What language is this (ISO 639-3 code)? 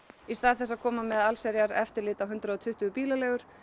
isl